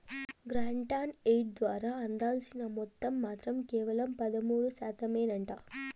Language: Telugu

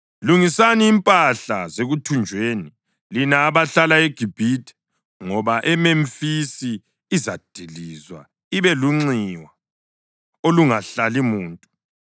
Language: North Ndebele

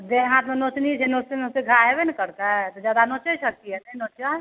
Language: Maithili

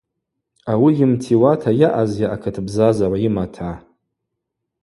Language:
Abaza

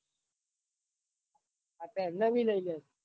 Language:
Gujarati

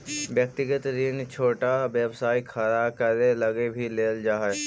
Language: Magahi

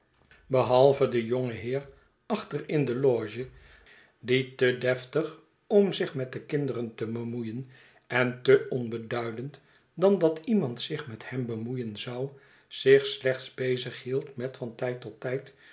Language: Dutch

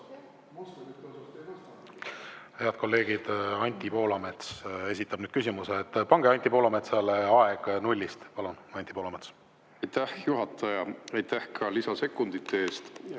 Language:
Estonian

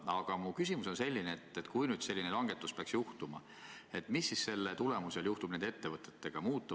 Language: Estonian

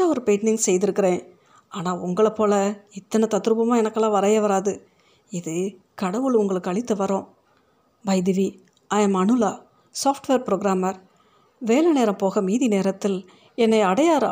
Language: Tamil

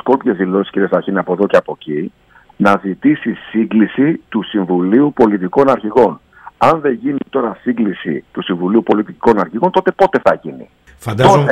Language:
Greek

